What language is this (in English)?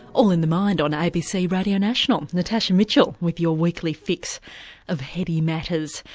English